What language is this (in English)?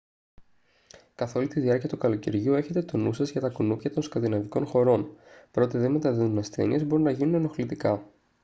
Greek